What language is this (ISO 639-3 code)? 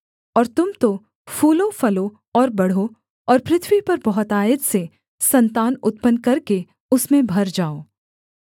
hin